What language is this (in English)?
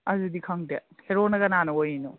Manipuri